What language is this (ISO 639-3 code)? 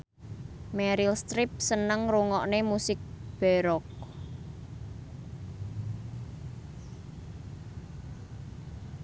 jav